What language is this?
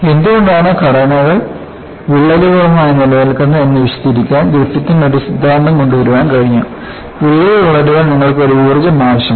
Malayalam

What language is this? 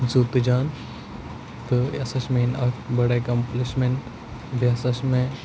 Kashmiri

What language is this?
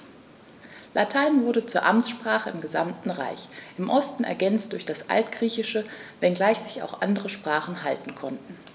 German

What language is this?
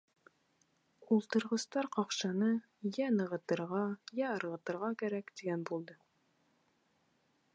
Bashkir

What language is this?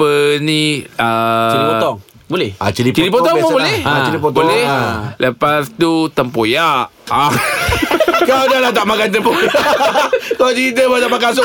Malay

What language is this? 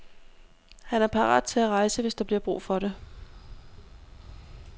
Danish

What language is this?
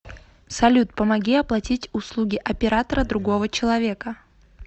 Russian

